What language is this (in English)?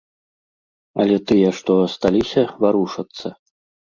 Belarusian